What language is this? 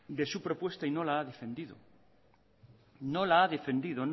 Spanish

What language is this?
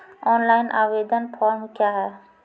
Maithili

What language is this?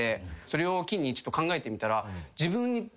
Japanese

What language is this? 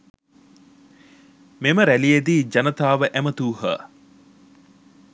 Sinhala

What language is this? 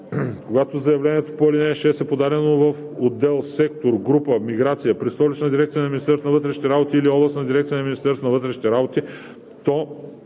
Bulgarian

